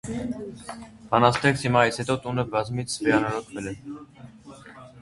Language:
Armenian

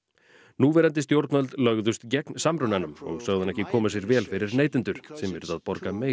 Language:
Icelandic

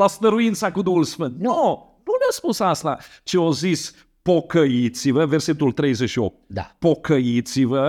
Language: Romanian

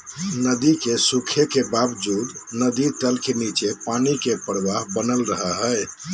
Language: Magahi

